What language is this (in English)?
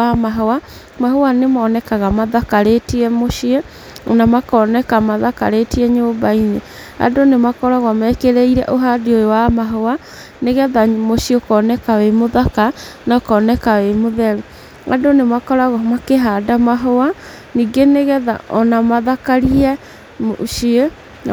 Kikuyu